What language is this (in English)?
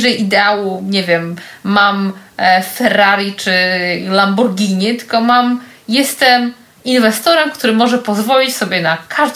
Polish